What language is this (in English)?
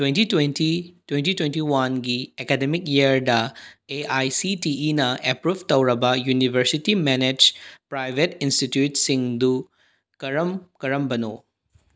Manipuri